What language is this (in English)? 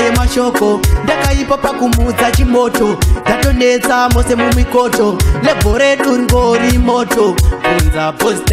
Polish